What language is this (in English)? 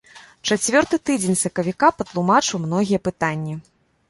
Belarusian